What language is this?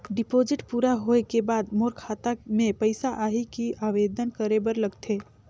Chhattisgarhi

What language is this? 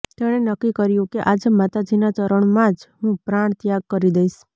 Gujarati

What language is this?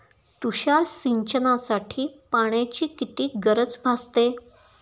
Marathi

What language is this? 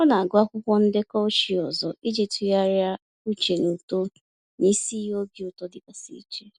Igbo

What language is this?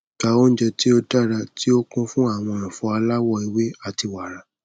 Yoruba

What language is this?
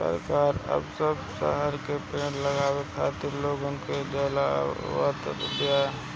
Bhojpuri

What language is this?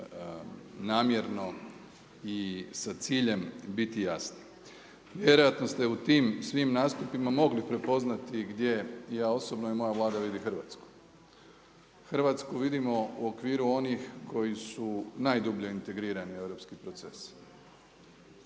Croatian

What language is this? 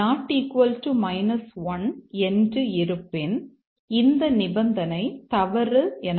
Tamil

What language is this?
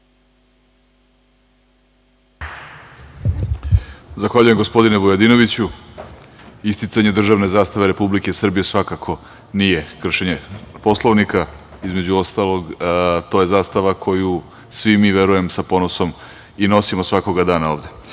Serbian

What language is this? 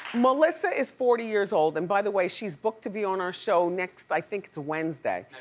English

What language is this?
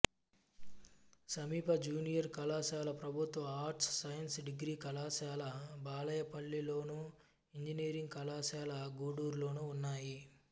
Telugu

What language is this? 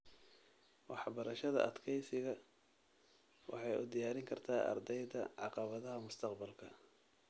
Somali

